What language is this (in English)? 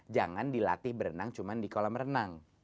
Indonesian